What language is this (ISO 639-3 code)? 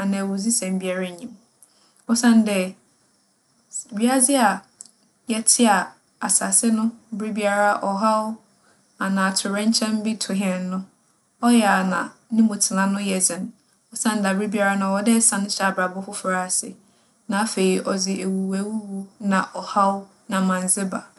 aka